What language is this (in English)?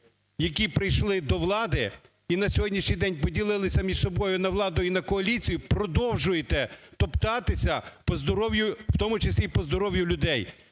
Ukrainian